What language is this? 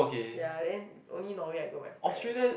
English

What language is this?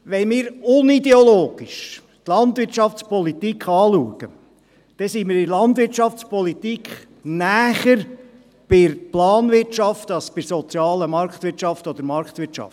Swiss German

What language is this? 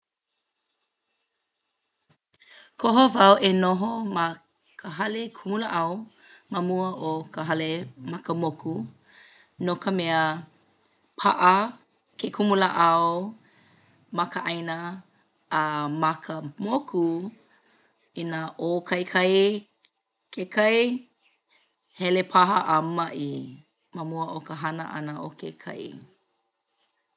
Hawaiian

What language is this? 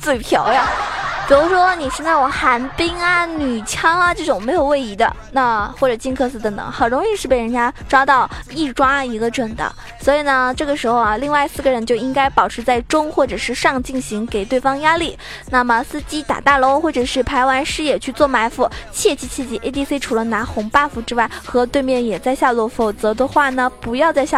Chinese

